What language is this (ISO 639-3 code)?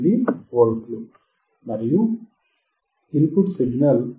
tel